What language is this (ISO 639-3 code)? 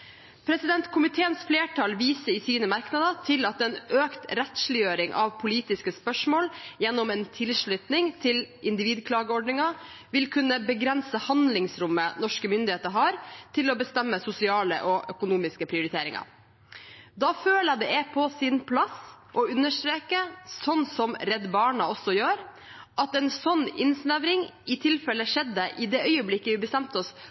nob